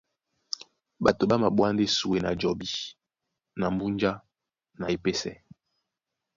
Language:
Duala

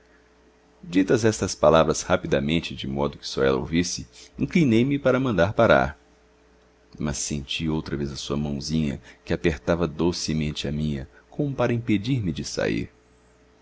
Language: Portuguese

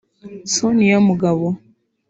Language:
Kinyarwanda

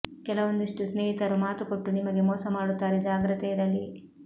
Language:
Kannada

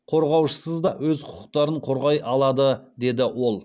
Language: Kazakh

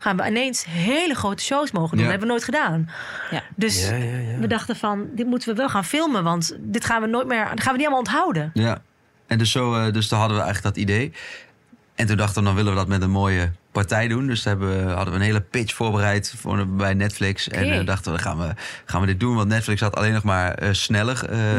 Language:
Dutch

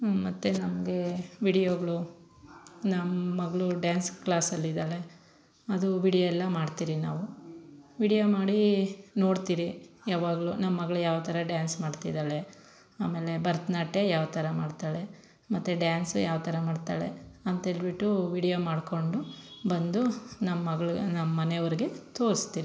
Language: Kannada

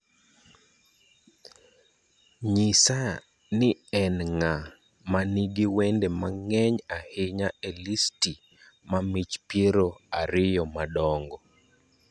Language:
Luo (Kenya and Tanzania)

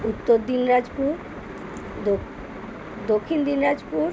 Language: Bangla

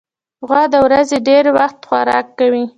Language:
Pashto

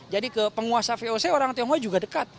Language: Indonesian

